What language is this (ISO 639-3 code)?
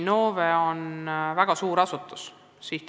est